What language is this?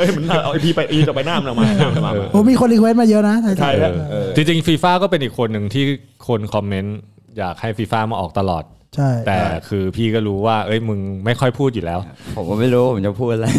Thai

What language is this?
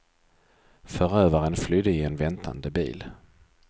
Swedish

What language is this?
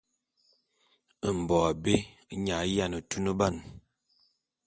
Bulu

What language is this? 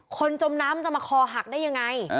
Thai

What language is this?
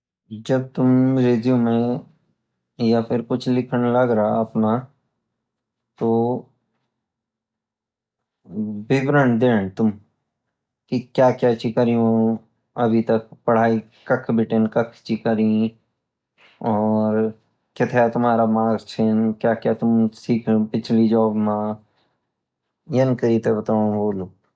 Garhwali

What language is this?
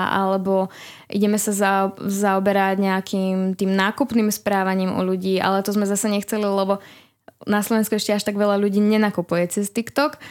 Slovak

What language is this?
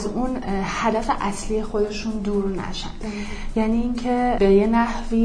Persian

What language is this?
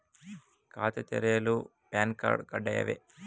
Kannada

